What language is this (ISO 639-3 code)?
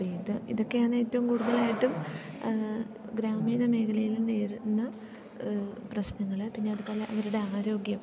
mal